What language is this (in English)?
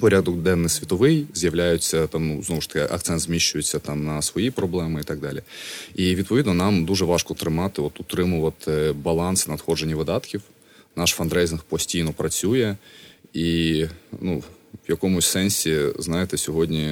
Ukrainian